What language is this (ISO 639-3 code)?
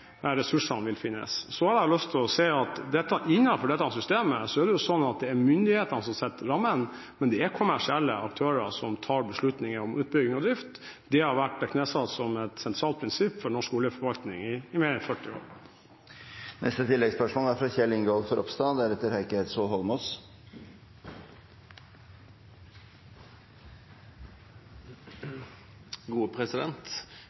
nor